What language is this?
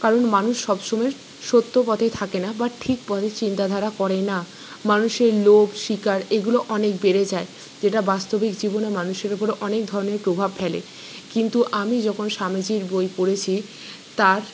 Bangla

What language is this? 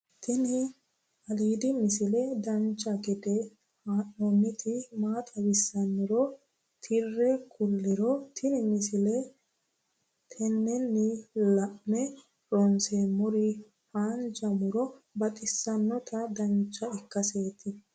Sidamo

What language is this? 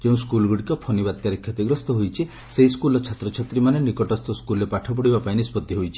Odia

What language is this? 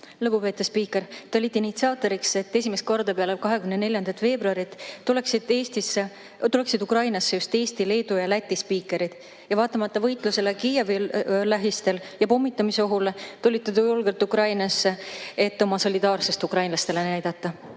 Estonian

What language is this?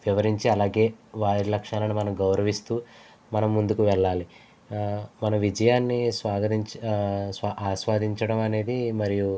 Telugu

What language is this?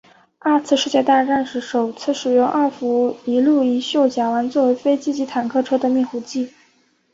Chinese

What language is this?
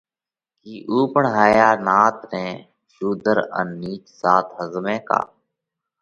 Parkari Koli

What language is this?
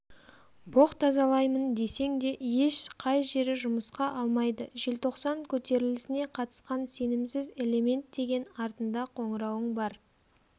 Kazakh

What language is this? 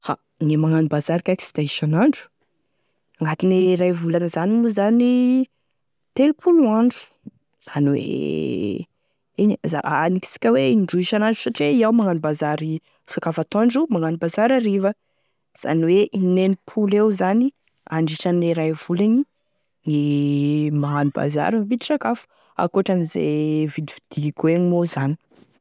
Tesaka Malagasy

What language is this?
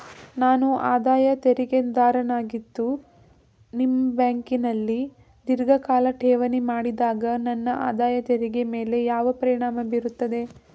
Kannada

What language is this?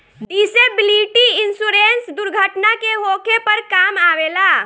Bhojpuri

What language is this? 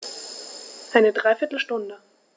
German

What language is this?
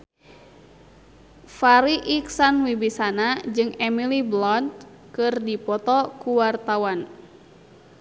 Sundanese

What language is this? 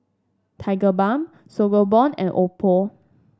English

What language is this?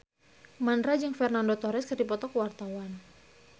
Sundanese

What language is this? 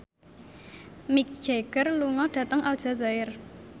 Javanese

